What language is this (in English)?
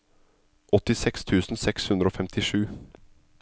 Norwegian